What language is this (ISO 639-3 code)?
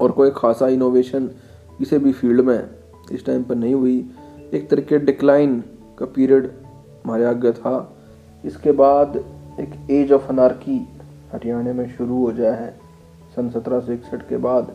hin